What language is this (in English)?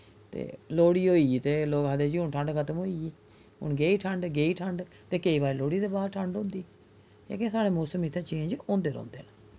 Dogri